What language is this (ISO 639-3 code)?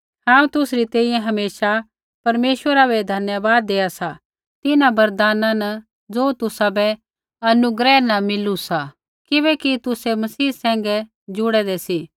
kfx